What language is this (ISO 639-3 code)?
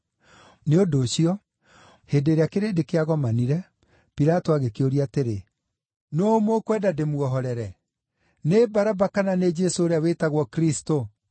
kik